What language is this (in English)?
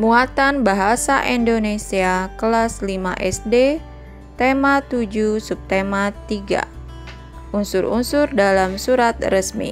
Indonesian